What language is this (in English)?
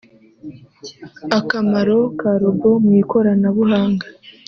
Kinyarwanda